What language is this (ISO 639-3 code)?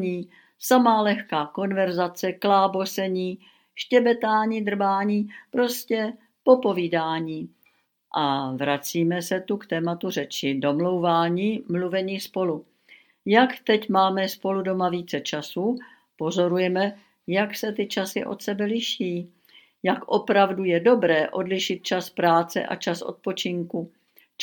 ces